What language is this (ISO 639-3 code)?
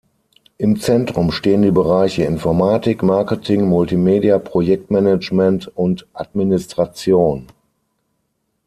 deu